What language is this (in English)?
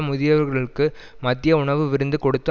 Tamil